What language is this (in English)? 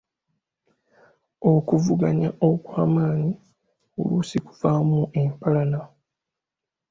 Ganda